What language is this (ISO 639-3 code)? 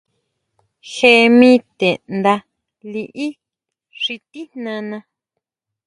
mau